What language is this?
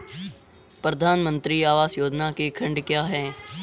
Hindi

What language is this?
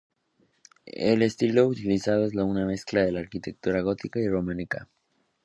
Spanish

